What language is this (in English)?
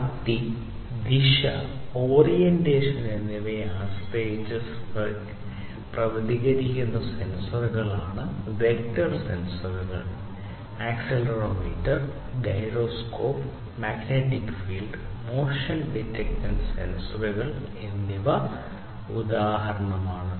Malayalam